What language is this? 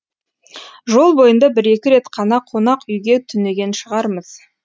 Kazakh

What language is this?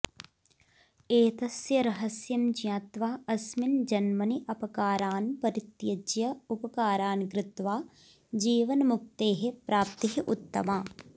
Sanskrit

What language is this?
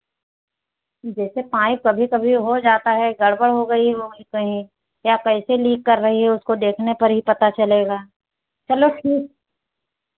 Hindi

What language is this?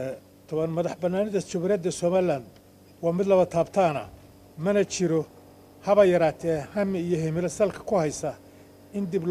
Arabic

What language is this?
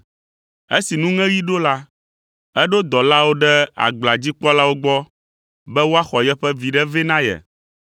Ewe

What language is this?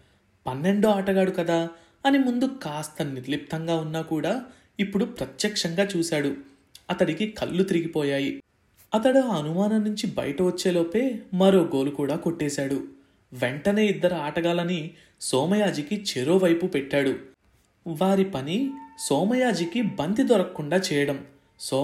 Telugu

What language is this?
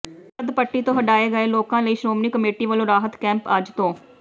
Punjabi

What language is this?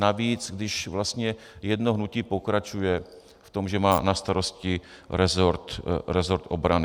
Czech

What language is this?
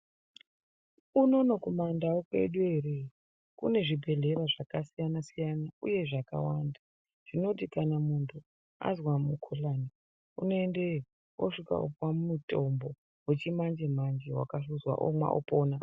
Ndau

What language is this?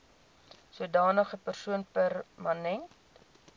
Afrikaans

